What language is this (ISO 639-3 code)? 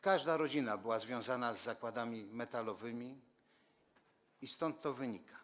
pol